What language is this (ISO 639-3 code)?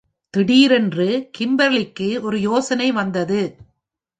tam